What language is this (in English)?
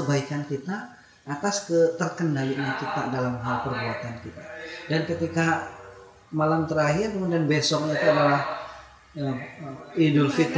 Indonesian